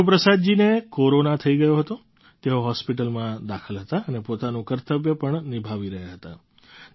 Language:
Gujarati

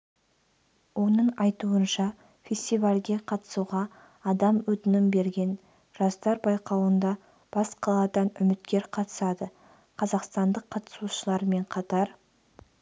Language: Kazakh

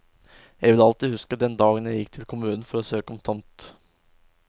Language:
Norwegian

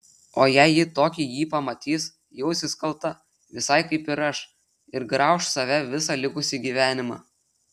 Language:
Lithuanian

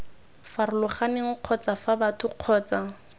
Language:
Tswana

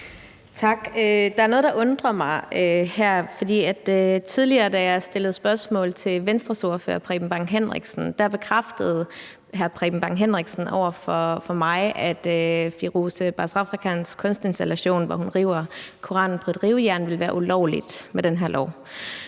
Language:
Danish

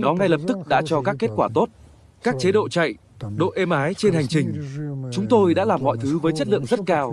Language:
Vietnamese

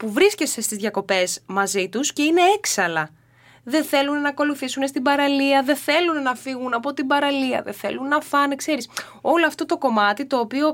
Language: Greek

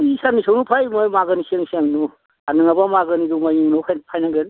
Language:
Bodo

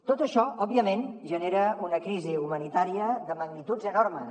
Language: Catalan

